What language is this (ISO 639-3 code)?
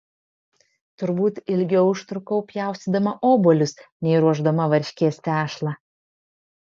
lit